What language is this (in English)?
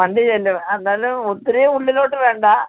Malayalam